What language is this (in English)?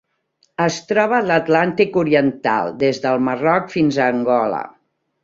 Catalan